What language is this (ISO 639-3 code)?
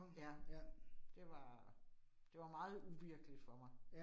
dan